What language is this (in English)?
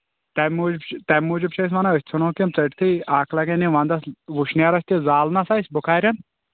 Kashmiri